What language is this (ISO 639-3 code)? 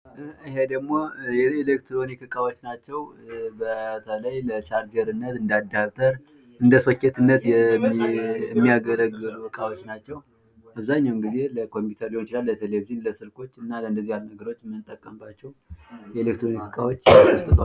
amh